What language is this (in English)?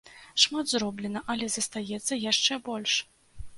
Belarusian